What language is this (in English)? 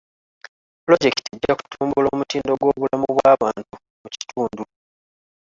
Ganda